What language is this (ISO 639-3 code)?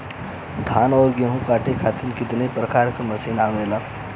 bho